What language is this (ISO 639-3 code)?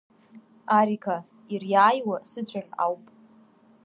abk